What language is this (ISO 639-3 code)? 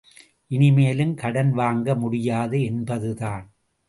tam